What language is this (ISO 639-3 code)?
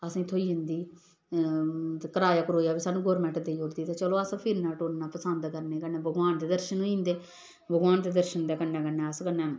doi